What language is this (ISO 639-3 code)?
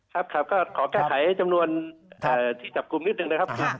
tha